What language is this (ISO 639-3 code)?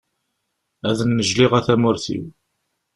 kab